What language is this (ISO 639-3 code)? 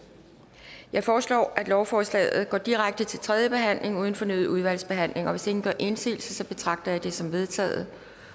dan